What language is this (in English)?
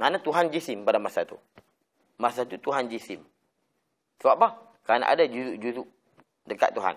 Malay